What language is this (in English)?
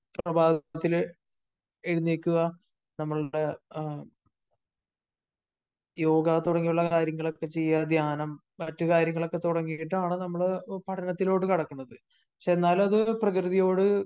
Malayalam